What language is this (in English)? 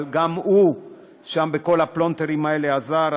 Hebrew